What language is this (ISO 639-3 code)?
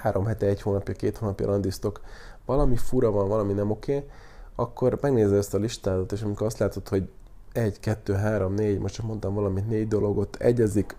hun